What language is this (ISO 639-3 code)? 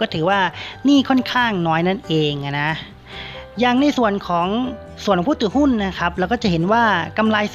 tha